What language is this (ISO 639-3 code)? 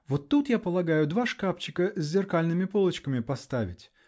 rus